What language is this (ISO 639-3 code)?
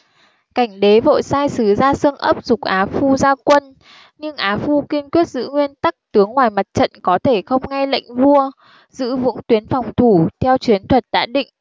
vie